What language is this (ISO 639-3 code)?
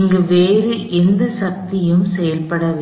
tam